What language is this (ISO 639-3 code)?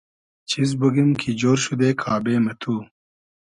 haz